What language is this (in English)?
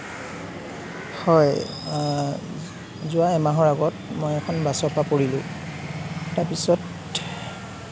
Assamese